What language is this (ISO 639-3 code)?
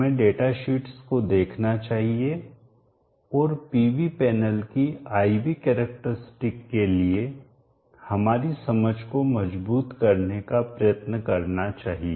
hin